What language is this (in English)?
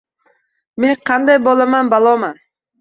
Uzbek